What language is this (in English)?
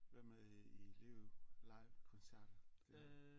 Danish